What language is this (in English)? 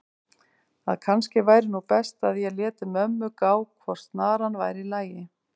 Icelandic